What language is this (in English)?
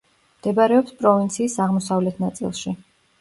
Georgian